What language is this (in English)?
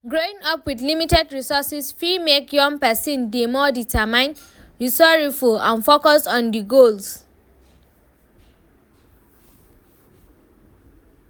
Nigerian Pidgin